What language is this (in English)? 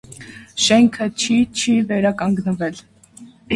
Armenian